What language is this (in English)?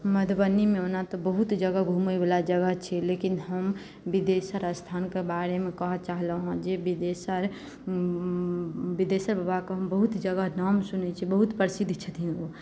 Maithili